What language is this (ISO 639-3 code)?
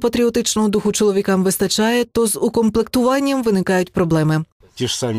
ukr